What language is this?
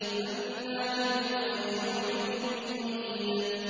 Arabic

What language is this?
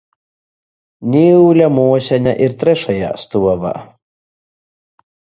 Latgalian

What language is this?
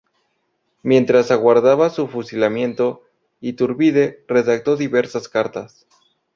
Spanish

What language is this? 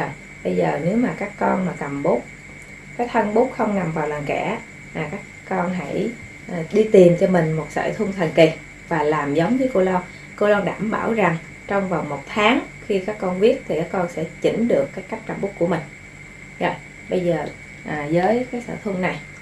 Vietnamese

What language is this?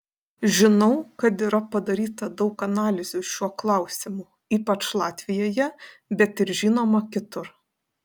Lithuanian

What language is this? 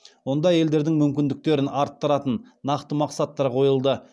Kazakh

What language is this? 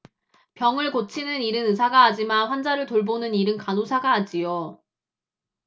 Korean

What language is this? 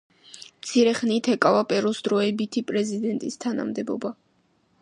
Georgian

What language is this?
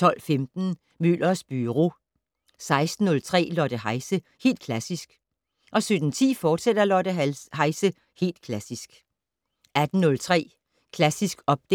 Danish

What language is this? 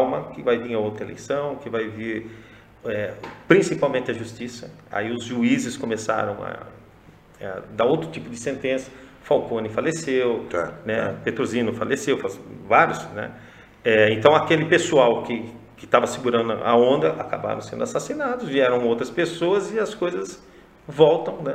Portuguese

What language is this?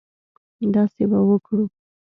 Pashto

